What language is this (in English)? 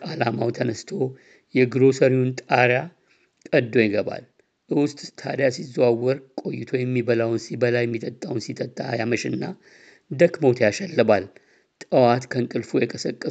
Amharic